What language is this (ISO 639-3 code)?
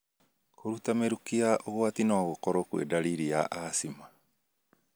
kik